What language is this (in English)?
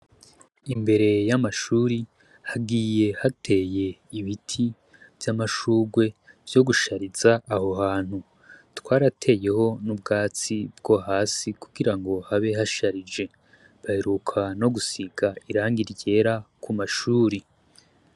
Rundi